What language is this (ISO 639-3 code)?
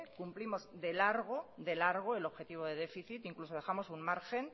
spa